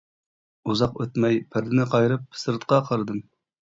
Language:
Uyghur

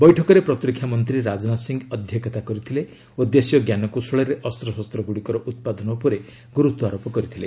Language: Odia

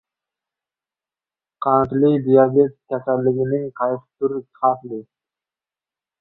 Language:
Uzbek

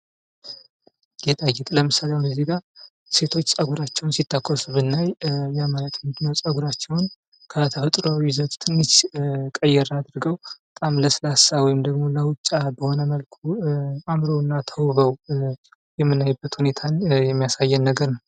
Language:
Amharic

